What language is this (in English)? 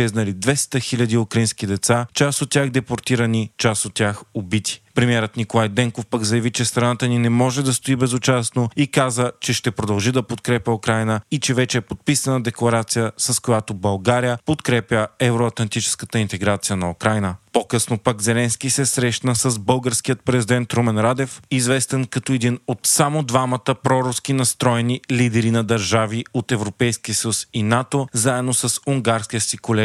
Bulgarian